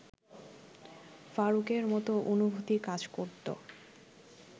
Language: Bangla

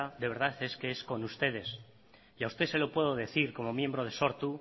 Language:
Spanish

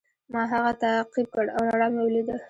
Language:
Pashto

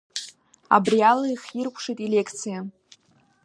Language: Abkhazian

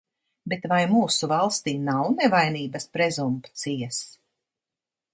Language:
Latvian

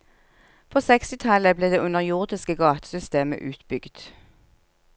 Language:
Norwegian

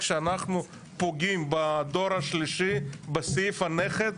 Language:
Hebrew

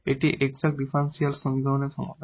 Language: Bangla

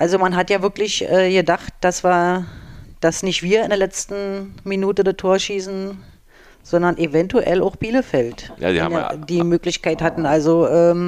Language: German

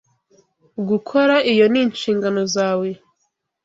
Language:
Kinyarwanda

